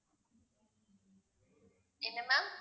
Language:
Tamil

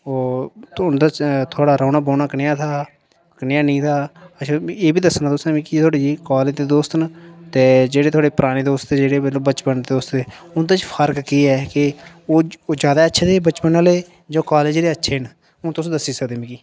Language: Dogri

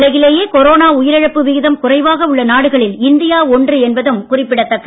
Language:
Tamil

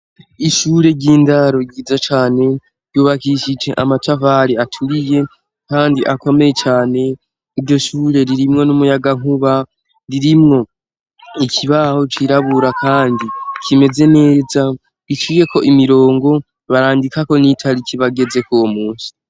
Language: Rundi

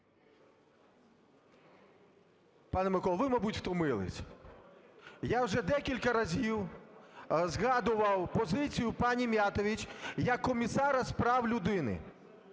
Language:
Ukrainian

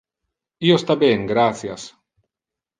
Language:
Interlingua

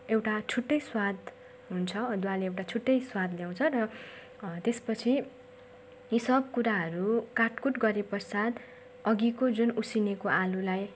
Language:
Nepali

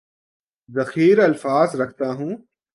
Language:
Urdu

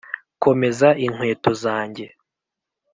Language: Kinyarwanda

